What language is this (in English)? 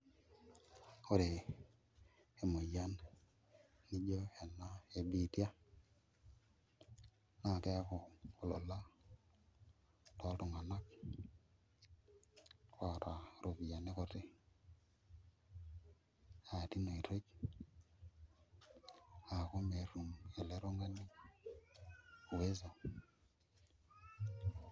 Masai